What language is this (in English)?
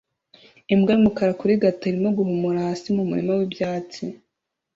Kinyarwanda